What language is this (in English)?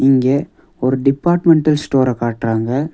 Tamil